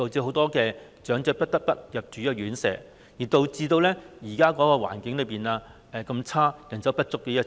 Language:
Cantonese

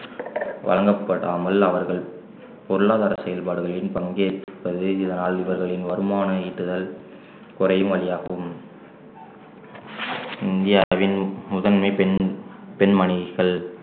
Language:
Tamil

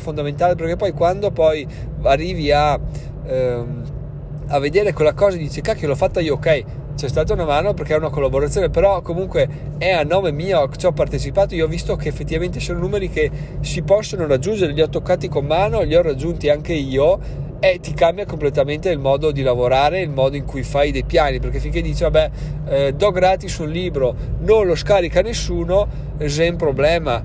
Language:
Italian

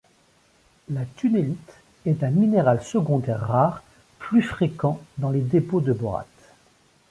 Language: French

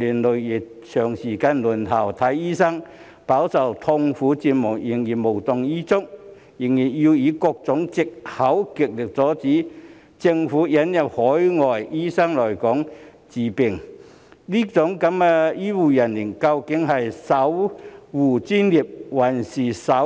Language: Cantonese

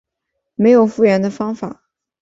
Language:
Chinese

